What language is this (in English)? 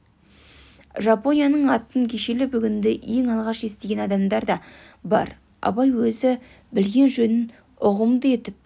Kazakh